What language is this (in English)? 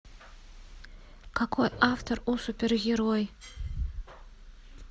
Russian